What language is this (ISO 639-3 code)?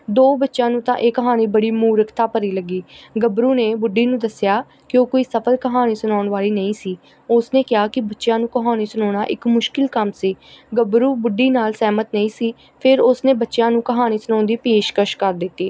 pan